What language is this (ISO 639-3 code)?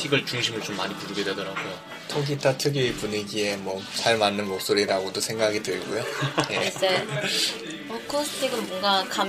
kor